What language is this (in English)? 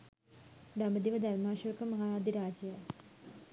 Sinhala